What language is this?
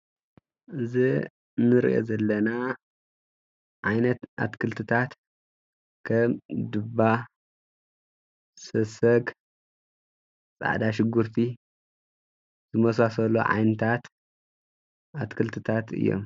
Tigrinya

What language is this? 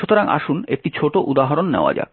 Bangla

